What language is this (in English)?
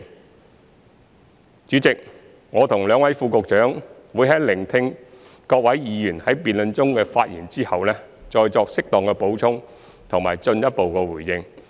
Cantonese